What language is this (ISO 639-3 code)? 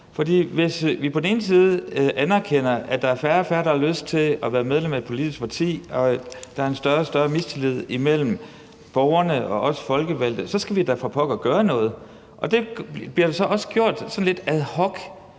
dan